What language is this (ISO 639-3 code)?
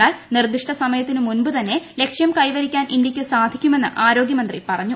mal